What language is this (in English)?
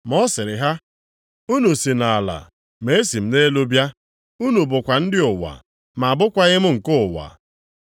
Igbo